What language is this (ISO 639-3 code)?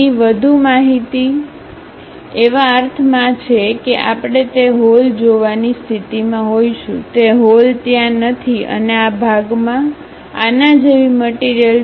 guj